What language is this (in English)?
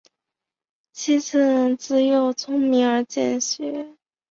Chinese